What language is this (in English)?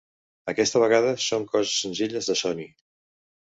Catalan